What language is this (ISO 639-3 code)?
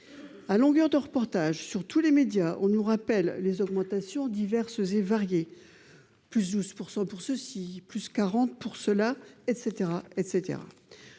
fra